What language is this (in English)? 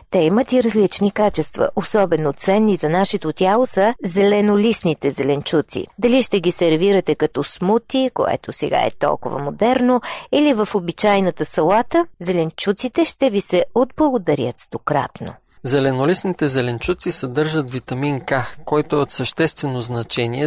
Bulgarian